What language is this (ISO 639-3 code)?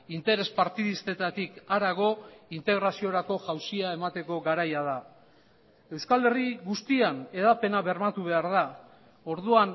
eus